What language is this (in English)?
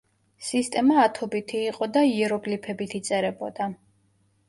Georgian